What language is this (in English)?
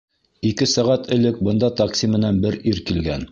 Bashkir